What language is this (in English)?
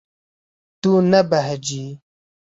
Kurdish